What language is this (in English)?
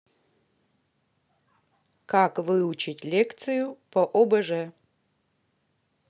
Russian